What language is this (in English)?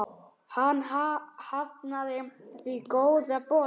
Icelandic